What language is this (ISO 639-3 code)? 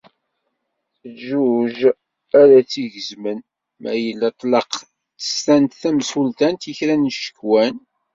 kab